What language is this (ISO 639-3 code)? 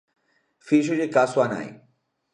glg